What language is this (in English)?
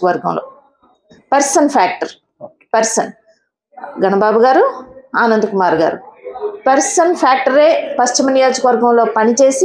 Telugu